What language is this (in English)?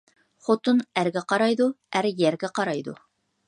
Uyghur